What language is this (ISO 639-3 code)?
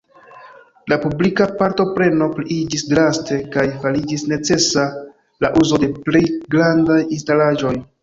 epo